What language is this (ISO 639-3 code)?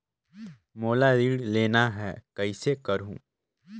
hne